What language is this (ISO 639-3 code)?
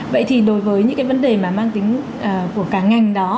vie